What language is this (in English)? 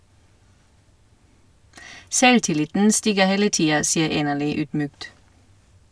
Norwegian